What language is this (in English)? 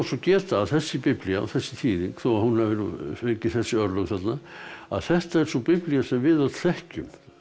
Icelandic